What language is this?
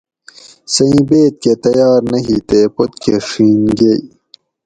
Gawri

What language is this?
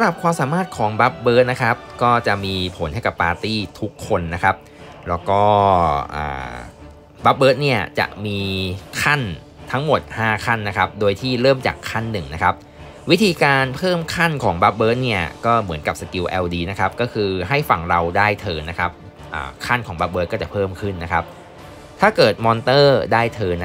Thai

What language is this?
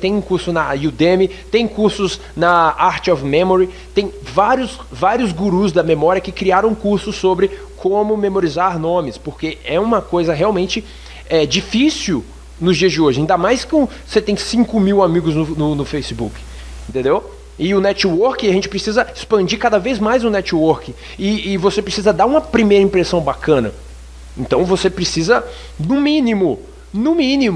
Portuguese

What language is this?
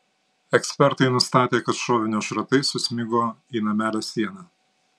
Lithuanian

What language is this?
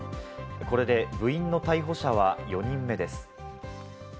Japanese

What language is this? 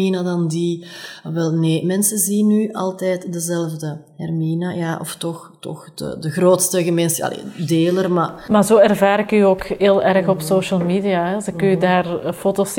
Dutch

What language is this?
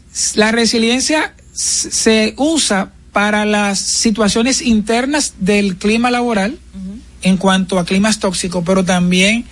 Spanish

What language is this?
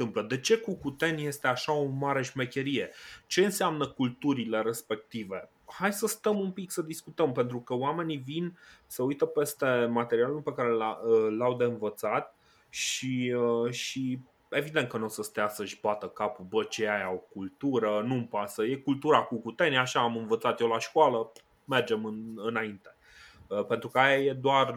Romanian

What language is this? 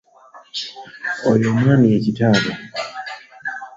Ganda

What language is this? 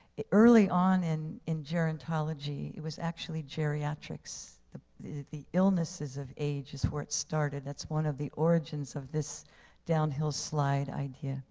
English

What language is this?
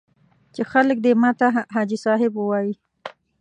Pashto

